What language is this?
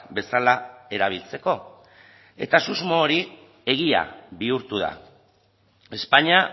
Basque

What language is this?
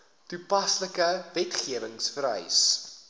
Afrikaans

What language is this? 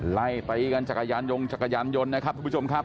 Thai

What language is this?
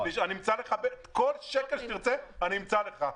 Hebrew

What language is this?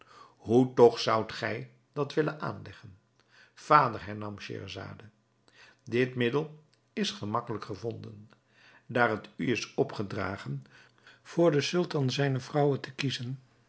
Dutch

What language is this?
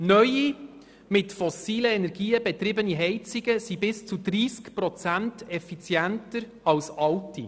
Swiss German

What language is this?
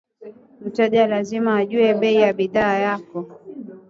Swahili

